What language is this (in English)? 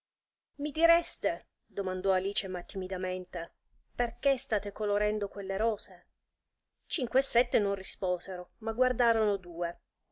Italian